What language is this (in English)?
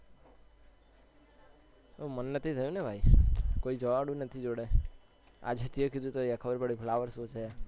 Gujarati